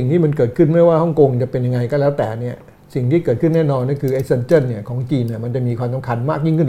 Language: Thai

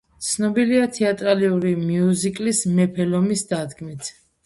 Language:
Georgian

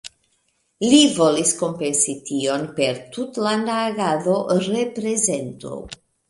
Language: Esperanto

